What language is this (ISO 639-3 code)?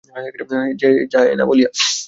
ben